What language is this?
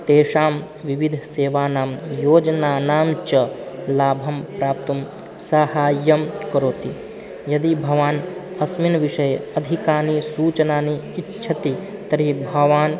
Sanskrit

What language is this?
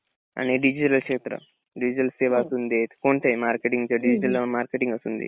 Marathi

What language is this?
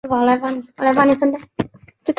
Chinese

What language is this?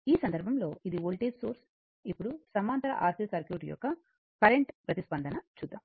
Telugu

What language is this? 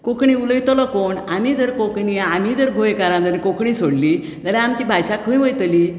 Konkani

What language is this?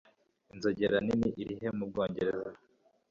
Kinyarwanda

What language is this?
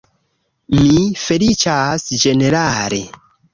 Esperanto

